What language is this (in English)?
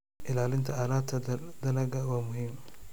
Somali